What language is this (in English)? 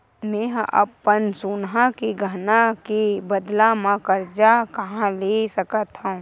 Chhattisgarhi